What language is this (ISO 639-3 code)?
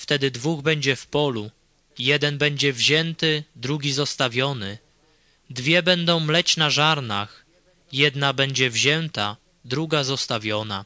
pol